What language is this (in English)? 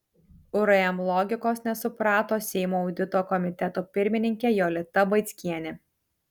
Lithuanian